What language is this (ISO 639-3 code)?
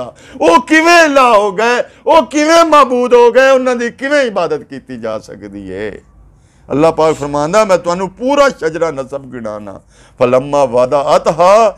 hin